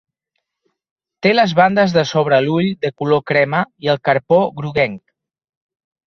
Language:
Catalan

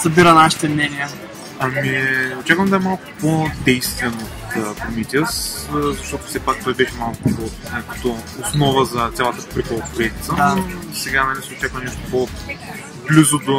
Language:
Bulgarian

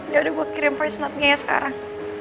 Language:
Indonesian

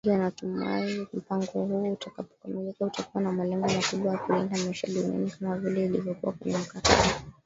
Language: Swahili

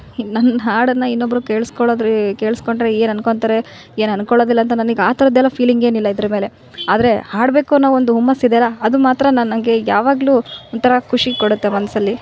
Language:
Kannada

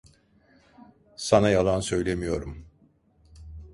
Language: Turkish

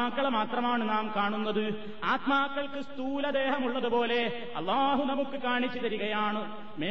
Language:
Malayalam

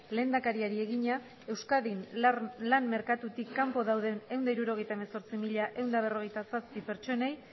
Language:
Basque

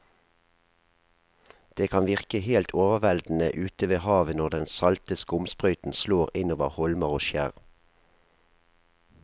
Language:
Norwegian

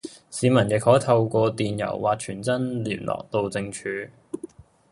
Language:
Cantonese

